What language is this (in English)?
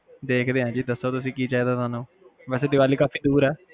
Punjabi